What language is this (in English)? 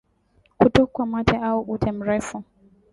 Swahili